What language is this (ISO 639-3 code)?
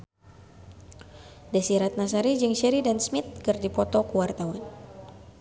sun